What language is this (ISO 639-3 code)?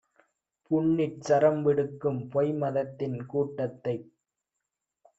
tam